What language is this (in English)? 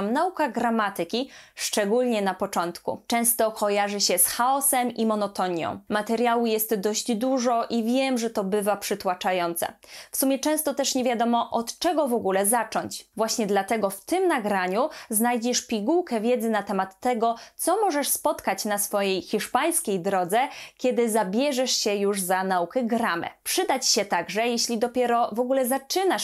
Polish